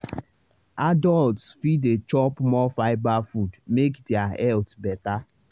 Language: Nigerian Pidgin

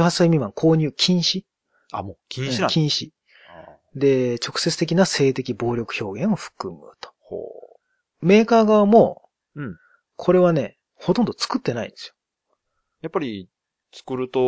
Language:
Japanese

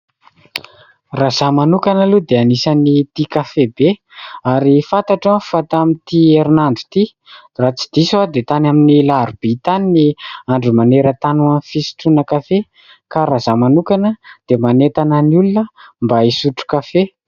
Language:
Malagasy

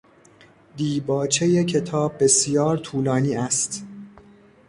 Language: Persian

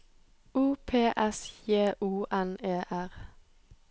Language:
Norwegian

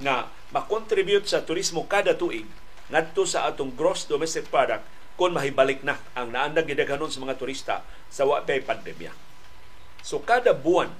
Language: Filipino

